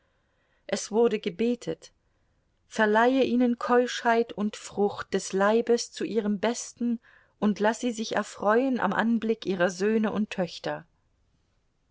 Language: German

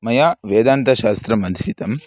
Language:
Sanskrit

